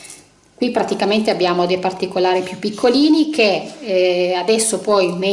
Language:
Italian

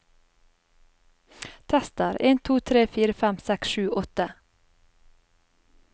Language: Norwegian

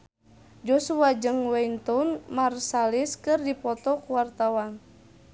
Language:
Sundanese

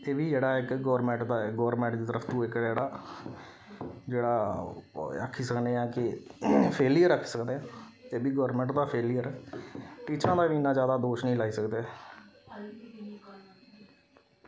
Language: Dogri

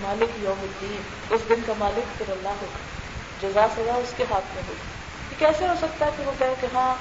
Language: Urdu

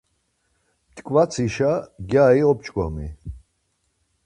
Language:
Laz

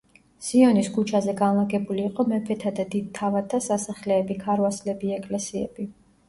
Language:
Georgian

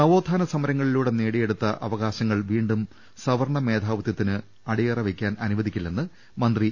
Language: Malayalam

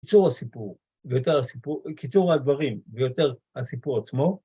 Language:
Hebrew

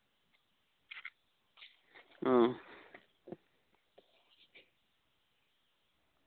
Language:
Santali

